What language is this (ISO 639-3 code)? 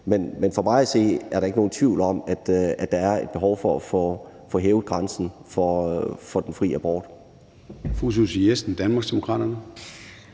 dan